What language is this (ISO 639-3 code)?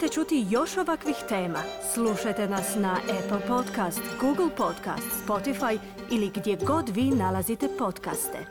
hrv